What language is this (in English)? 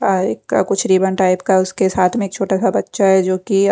Hindi